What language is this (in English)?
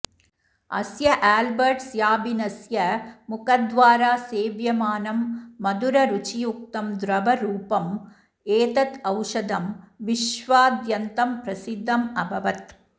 Sanskrit